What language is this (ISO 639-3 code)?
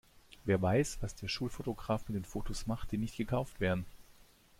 deu